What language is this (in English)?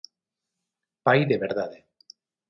Galician